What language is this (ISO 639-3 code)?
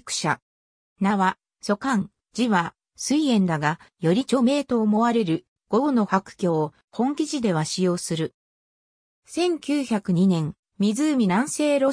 jpn